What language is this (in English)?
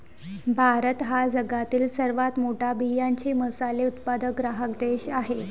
Marathi